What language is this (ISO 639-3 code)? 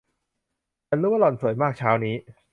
tha